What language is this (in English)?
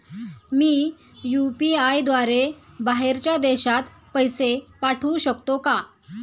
Marathi